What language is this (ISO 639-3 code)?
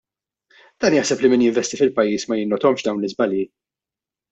mlt